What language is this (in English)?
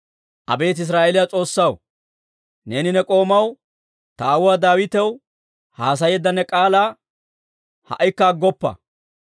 Dawro